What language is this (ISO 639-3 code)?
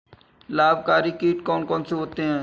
hin